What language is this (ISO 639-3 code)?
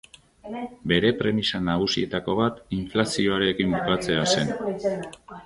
eus